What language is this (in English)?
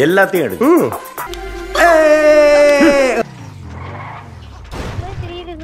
Tamil